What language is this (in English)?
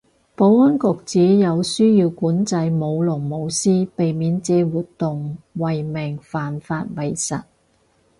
Cantonese